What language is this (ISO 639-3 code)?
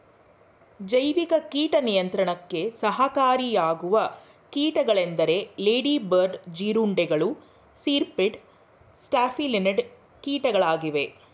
kan